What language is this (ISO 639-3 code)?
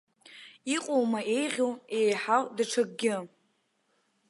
abk